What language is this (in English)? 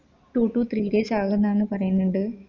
Malayalam